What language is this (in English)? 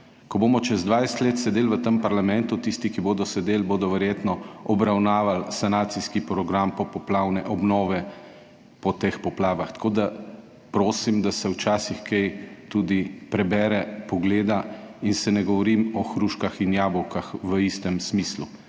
Slovenian